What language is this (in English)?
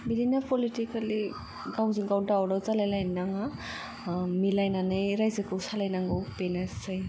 Bodo